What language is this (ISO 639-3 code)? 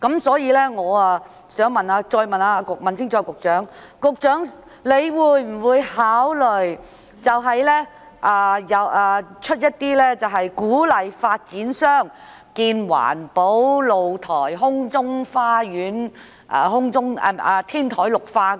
yue